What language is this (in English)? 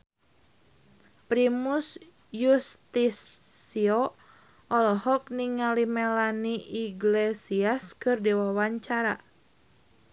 Sundanese